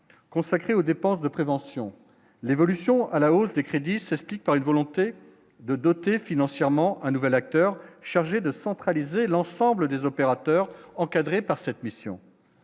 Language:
French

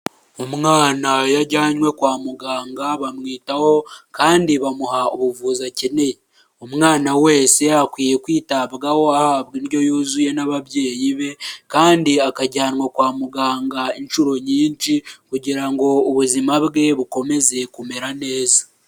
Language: Kinyarwanda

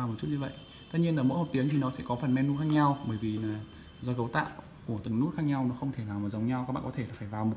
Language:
Vietnamese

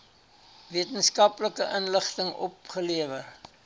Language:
Afrikaans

